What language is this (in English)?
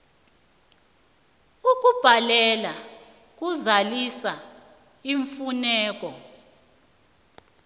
South Ndebele